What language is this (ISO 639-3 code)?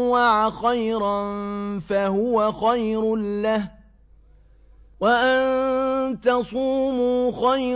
ara